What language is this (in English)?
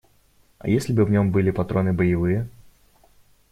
Russian